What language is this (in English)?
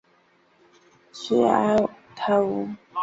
Chinese